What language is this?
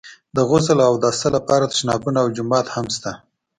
Pashto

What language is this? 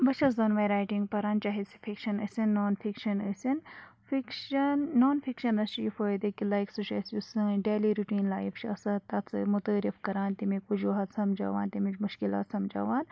Kashmiri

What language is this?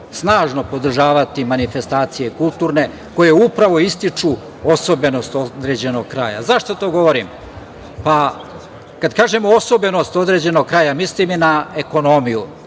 Serbian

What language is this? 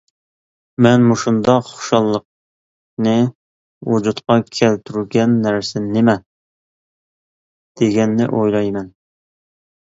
Uyghur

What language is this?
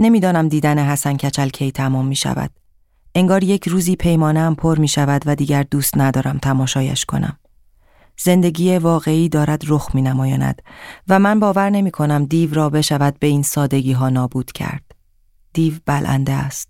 Persian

